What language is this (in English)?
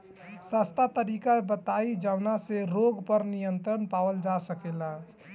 Bhojpuri